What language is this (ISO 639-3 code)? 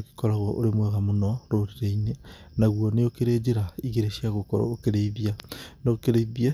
kik